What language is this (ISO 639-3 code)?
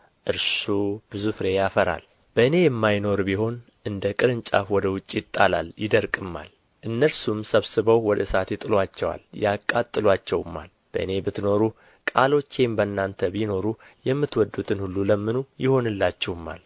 amh